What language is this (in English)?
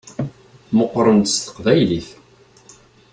Kabyle